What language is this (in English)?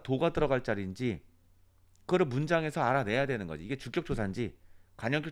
Korean